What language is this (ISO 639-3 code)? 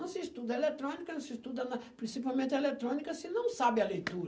por